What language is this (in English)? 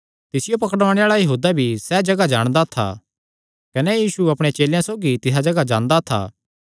Kangri